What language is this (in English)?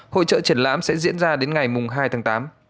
Vietnamese